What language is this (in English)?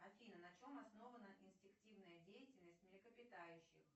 Russian